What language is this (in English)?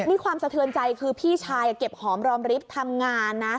Thai